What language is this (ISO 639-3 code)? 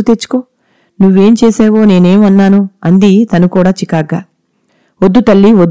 tel